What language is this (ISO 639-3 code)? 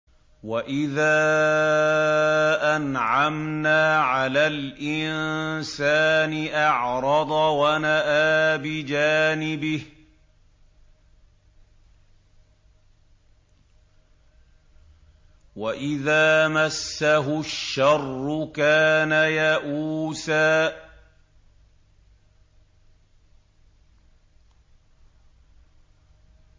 ara